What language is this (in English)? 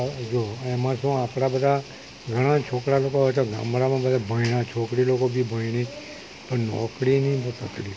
Gujarati